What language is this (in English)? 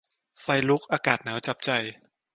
Thai